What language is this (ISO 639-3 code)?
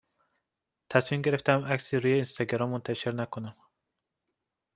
fas